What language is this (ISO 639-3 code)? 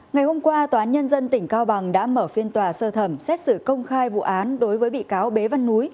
vie